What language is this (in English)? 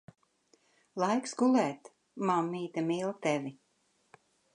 Latvian